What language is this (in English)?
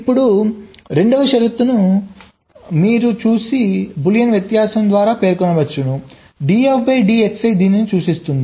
Telugu